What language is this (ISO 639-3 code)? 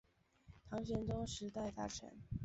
zho